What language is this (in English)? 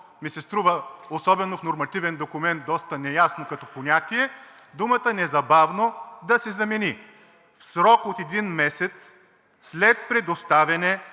Bulgarian